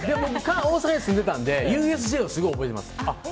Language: Japanese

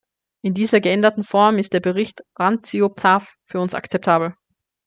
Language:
German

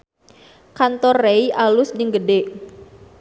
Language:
Sundanese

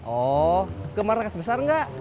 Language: Indonesian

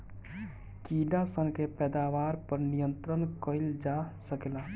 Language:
Bhojpuri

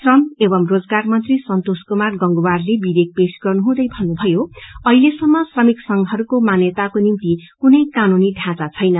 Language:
Nepali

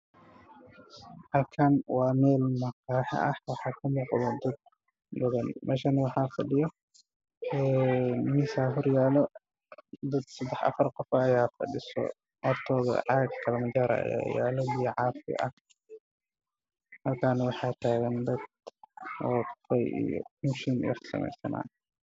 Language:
Somali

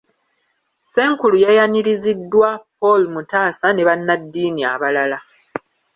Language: Ganda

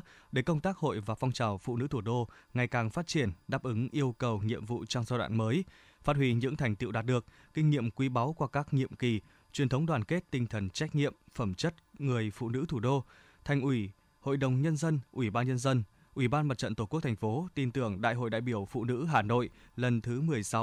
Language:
Vietnamese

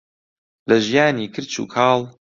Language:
Central Kurdish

